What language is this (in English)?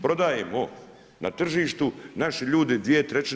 Croatian